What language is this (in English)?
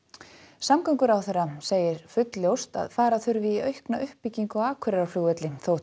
Icelandic